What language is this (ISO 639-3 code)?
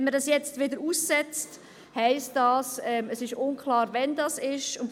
gsw